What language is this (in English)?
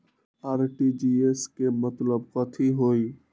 Magahi